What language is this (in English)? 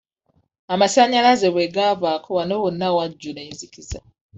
Ganda